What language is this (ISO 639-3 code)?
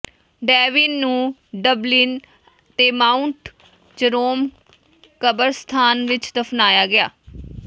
pan